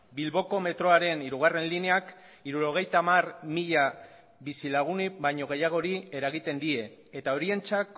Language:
Basque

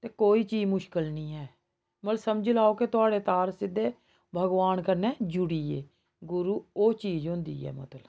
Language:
Dogri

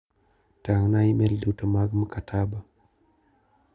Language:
Luo (Kenya and Tanzania)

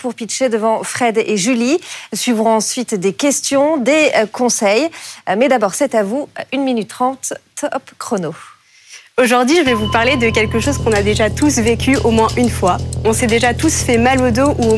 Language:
French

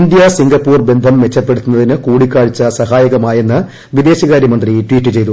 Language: Malayalam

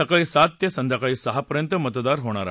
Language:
Marathi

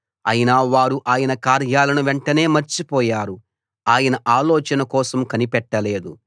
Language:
Telugu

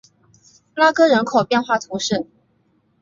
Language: Chinese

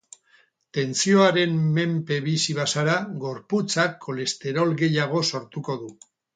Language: Basque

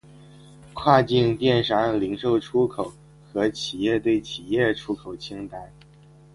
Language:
Chinese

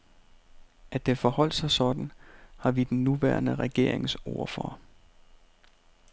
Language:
Danish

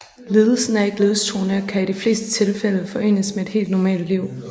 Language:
Danish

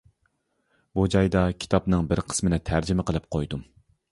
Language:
Uyghur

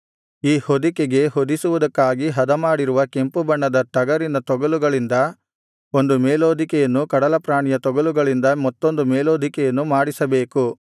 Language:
Kannada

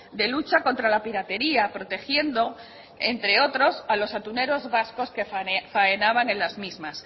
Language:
Spanish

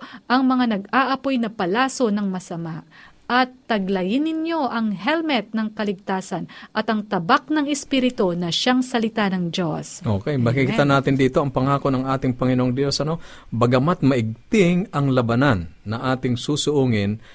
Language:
Filipino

